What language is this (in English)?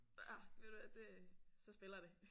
Danish